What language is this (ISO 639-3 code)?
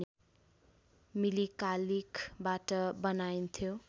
nep